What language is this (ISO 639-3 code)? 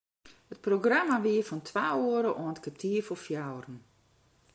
fry